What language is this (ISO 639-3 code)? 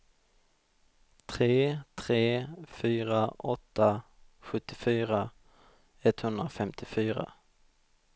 swe